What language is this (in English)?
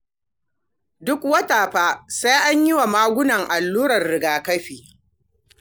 Hausa